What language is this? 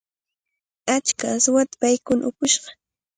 Cajatambo North Lima Quechua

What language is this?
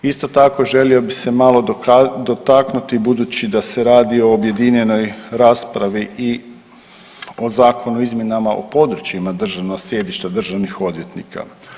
Croatian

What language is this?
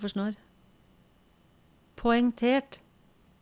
Norwegian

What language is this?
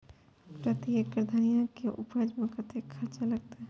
Maithili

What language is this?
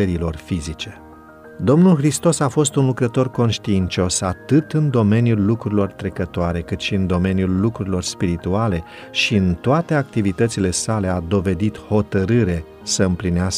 Romanian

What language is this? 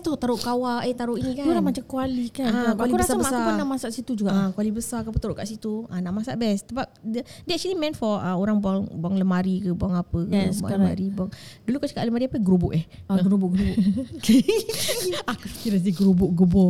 Malay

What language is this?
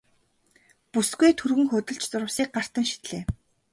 Mongolian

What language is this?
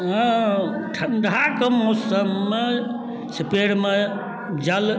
Maithili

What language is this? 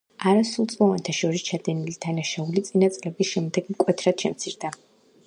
Georgian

